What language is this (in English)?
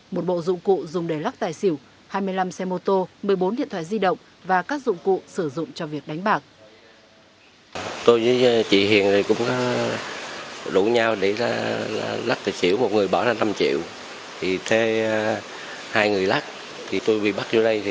Vietnamese